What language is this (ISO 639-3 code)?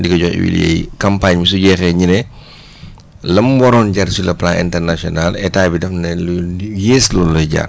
wol